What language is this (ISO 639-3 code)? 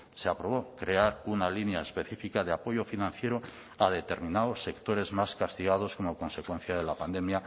spa